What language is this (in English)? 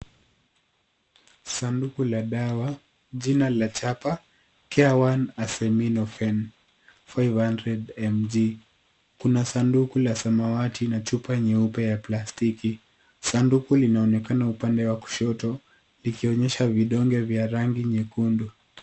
Swahili